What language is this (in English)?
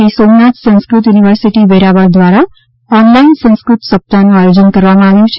Gujarati